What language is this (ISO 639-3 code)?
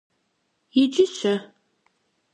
kbd